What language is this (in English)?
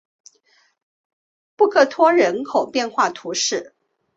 Chinese